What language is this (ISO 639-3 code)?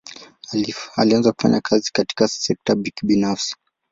swa